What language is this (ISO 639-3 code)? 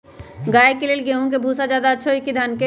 mag